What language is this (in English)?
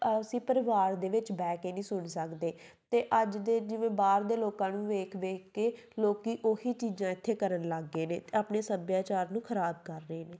Punjabi